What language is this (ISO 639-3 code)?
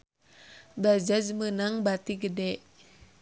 sun